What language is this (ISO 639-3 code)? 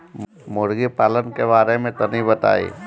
bho